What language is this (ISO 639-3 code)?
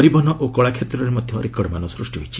ori